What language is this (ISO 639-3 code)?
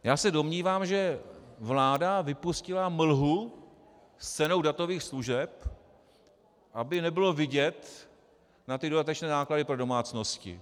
ces